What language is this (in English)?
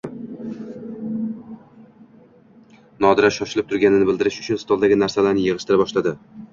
Uzbek